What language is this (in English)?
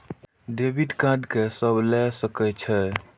Maithili